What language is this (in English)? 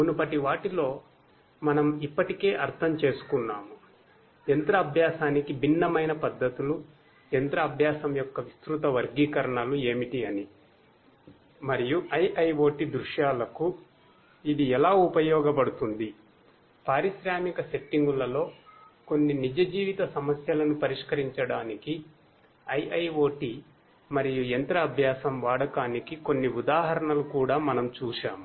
Telugu